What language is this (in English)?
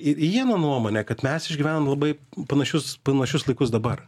Lithuanian